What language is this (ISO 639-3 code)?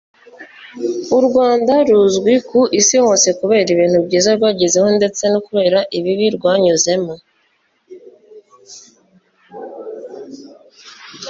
kin